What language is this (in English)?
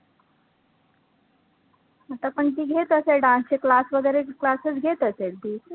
Marathi